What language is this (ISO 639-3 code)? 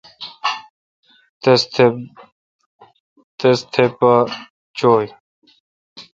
xka